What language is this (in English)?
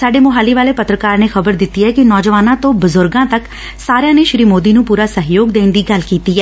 Punjabi